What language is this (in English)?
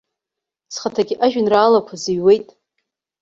Abkhazian